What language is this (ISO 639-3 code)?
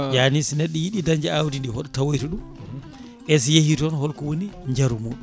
ful